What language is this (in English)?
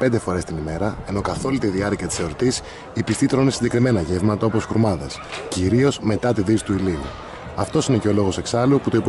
Greek